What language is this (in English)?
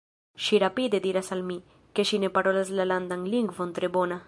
Esperanto